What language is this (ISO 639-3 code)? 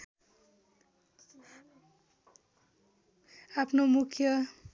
nep